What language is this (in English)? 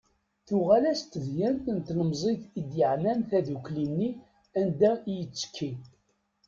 Kabyle